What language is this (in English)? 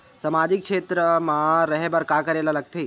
Chhattisgarhi